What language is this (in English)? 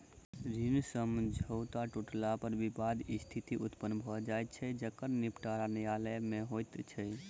Maithili